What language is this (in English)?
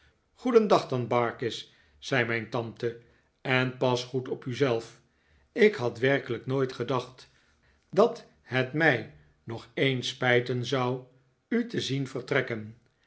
Dutch